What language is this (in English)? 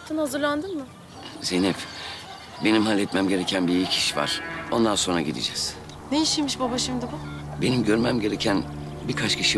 Turkish